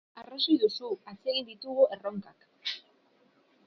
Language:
Basque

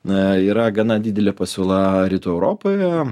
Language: Lithuanian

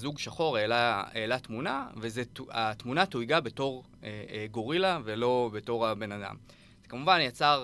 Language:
Hebrew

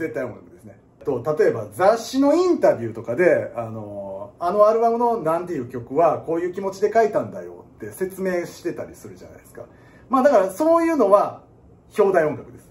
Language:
Japanese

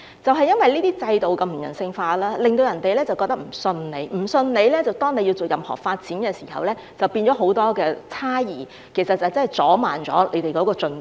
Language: Cantonese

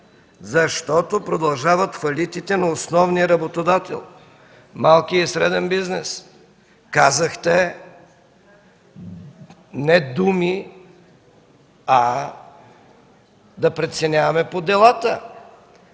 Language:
Bulgarian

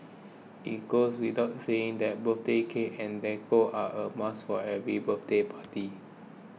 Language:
English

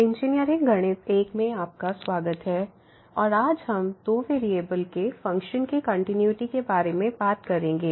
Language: Hindi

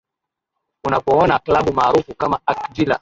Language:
Swahili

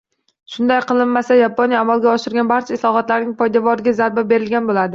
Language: Uzbek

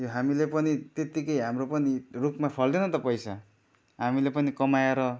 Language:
Nepali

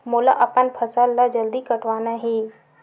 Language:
Chhattisgarhi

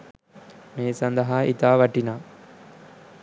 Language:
Sinhala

